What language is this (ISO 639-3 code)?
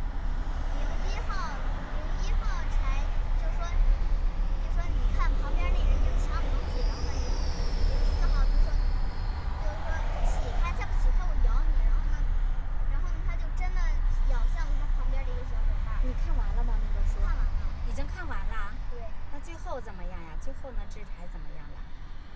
zho